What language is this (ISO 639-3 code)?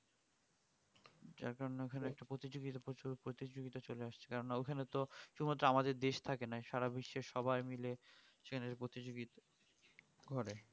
ben